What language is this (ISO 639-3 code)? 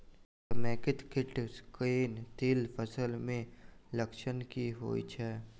mai